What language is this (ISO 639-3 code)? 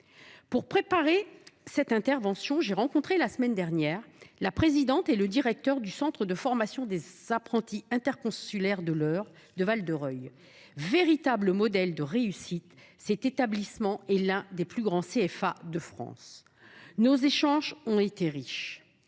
fra